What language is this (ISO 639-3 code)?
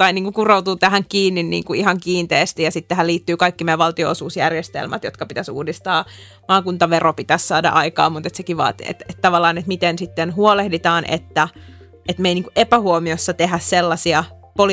fin